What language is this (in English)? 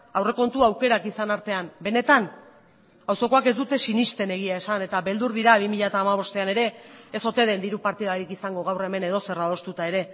Basque